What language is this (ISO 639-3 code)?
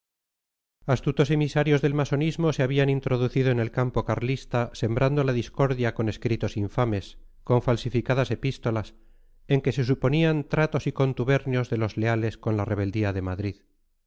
spa